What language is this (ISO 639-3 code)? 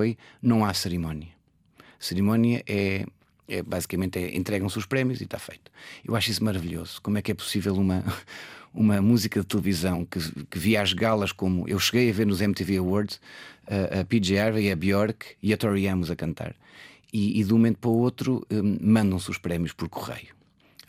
por